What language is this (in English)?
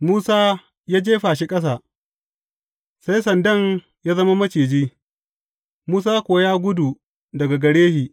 Hausa